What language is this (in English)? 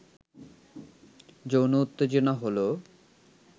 Bangla